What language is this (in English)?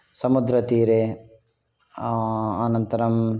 Sanskrit